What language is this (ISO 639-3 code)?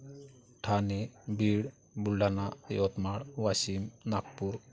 mar